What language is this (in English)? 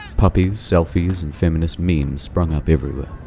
English